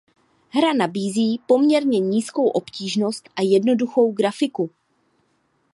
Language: Czech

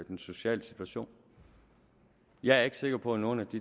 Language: Danish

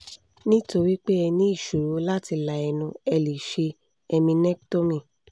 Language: Yoruba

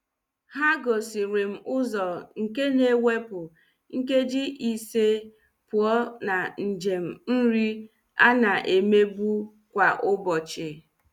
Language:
Igbo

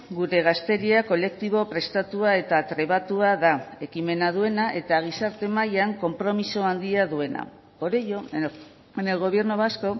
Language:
Basque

